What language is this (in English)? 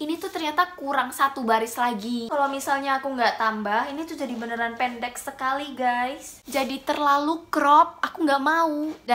Indonesian